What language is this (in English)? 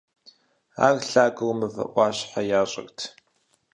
Kabardian